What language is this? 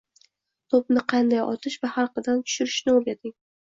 Uzbek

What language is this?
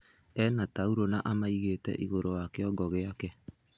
Kikuyu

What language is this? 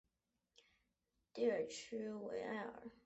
Chinese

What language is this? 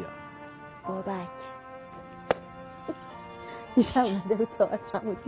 Persian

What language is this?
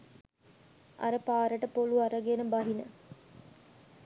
Sinhala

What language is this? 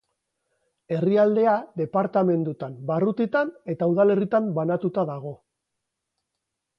Basque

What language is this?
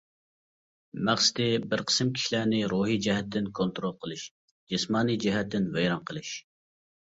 Uyghur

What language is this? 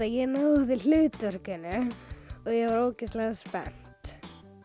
Icelandic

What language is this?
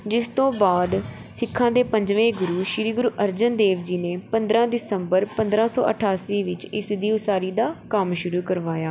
Punjabi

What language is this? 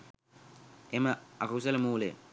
Sinhala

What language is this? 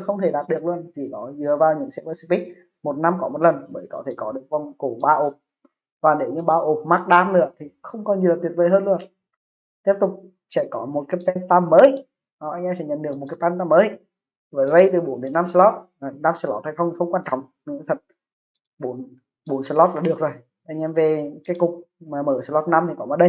Vietnamese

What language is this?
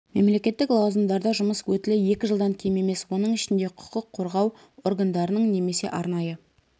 Kazakh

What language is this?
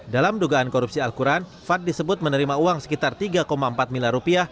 Indonesian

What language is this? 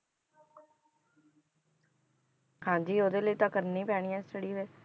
Punjabi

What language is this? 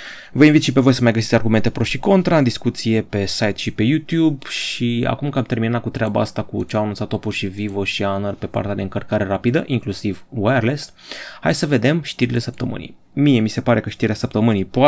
Romanian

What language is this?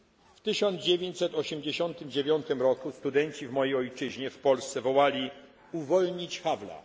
Polish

